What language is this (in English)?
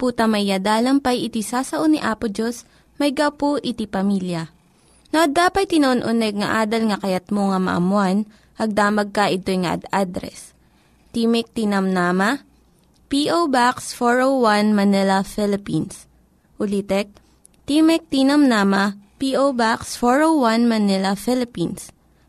Filipino